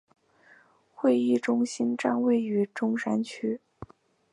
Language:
Chinese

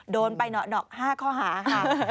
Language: Thai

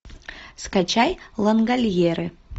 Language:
Russian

